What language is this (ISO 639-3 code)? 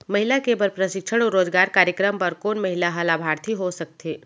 hne